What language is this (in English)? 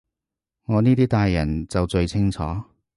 Cantonese